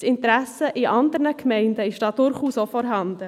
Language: Swiss German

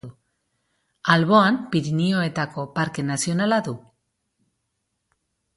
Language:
Basque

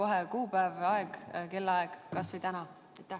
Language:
Estonian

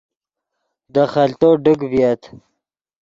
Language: Yidgha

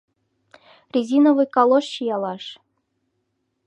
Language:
Mari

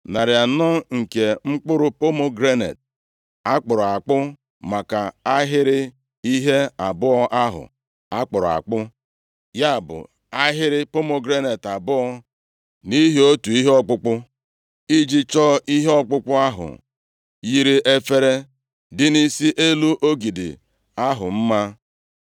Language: Igbo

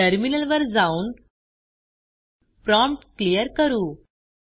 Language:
Marathi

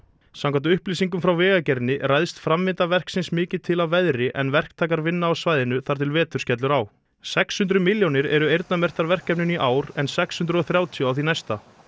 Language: Icelandic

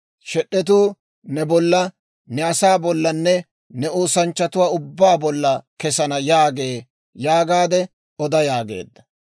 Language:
Dawro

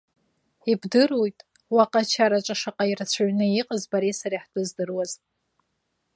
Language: Abkhazian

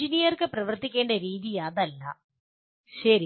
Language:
Malayalam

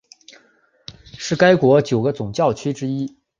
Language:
Chinese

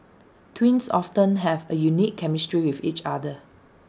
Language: English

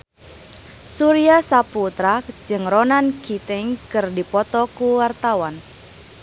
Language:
Sundanese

